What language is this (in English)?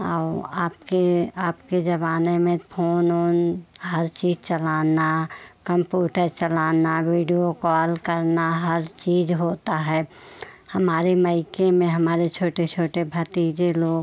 Hindi